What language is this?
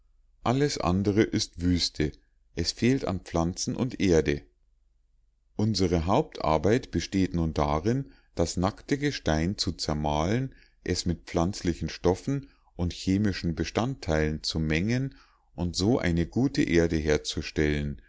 German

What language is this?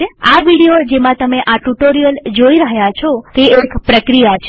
Gujarati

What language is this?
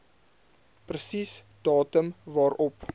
Afrikaans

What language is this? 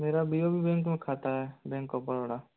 Hindi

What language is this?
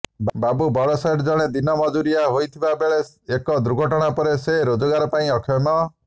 Odia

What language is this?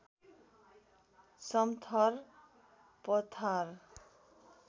Nepali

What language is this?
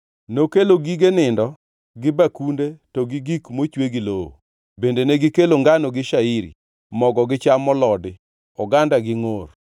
Luo (Kenya and Tanzania)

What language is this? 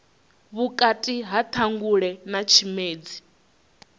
Venda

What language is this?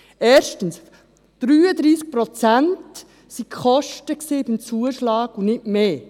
Swiss German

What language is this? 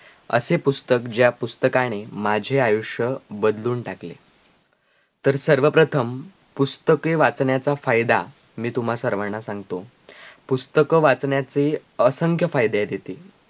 Marathi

